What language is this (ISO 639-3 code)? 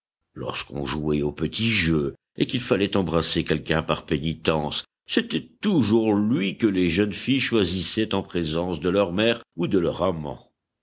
fra